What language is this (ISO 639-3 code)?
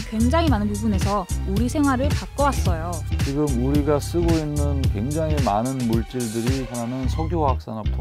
kor